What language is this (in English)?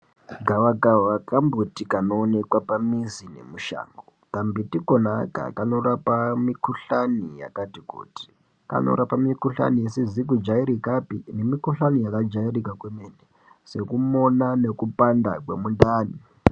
Ndau